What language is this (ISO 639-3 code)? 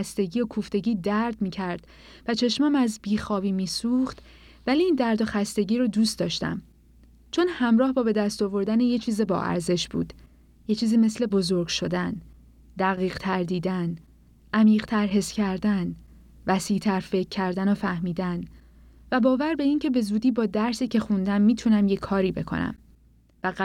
fas